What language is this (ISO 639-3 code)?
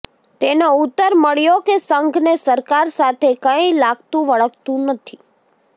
guj